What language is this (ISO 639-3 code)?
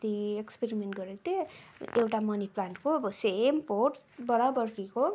nep